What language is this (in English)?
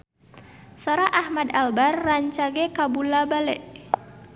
Sundanese